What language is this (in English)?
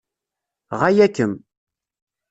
Kabyle